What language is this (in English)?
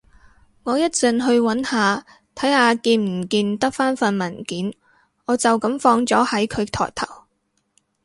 Cantonese